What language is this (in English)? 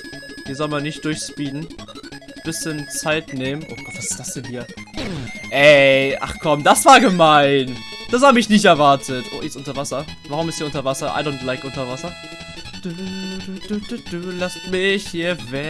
German